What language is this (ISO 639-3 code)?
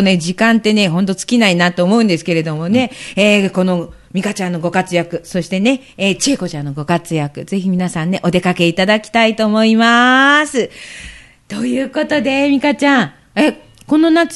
jpn